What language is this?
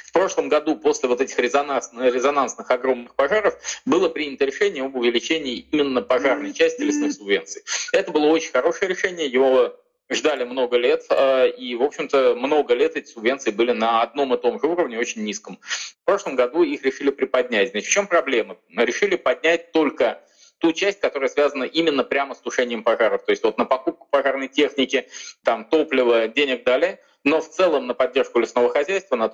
Russian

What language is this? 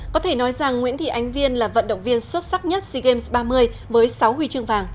Vietnamese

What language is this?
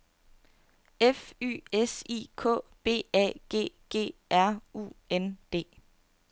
Danish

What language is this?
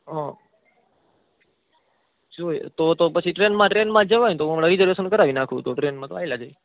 Gujarati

